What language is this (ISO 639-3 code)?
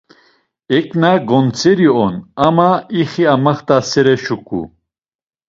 lzz